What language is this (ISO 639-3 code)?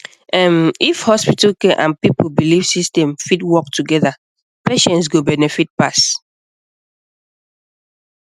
pcm